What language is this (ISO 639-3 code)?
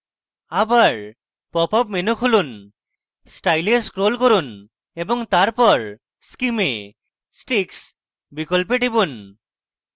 ben